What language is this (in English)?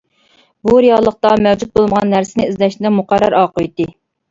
Uyghur